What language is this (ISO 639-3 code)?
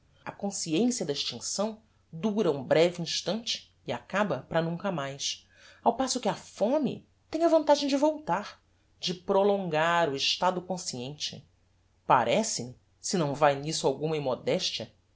por